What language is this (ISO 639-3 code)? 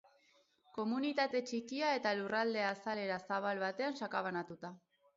eus